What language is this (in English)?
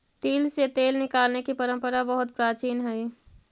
Magahi